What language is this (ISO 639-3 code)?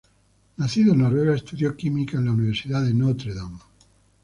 spa